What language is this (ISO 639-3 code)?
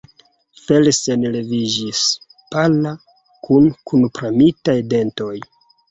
epo